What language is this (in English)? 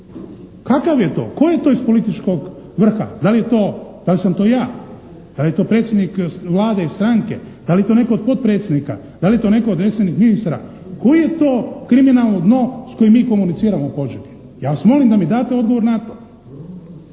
Croatian